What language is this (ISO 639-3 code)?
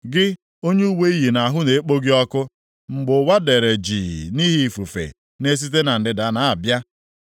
ibo